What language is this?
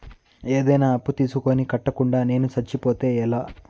Telugu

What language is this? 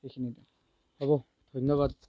Assamese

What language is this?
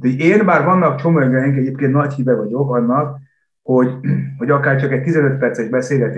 Hungarian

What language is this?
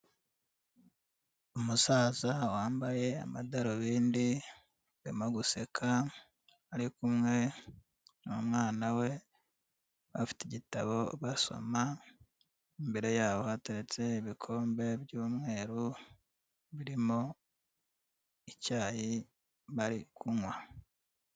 Kinyarwanda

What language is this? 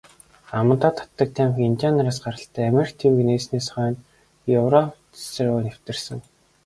Mongolian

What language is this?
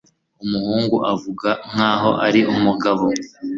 Kinyarwanda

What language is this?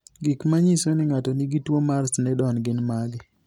Luo (Kenya and Tanzania)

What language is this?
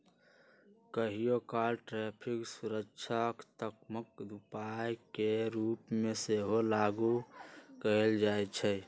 Magahi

